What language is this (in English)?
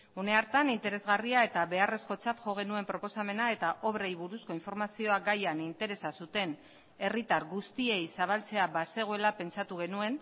Basque